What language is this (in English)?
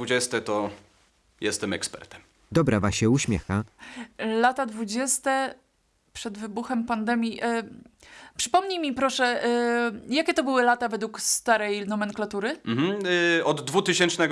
Polish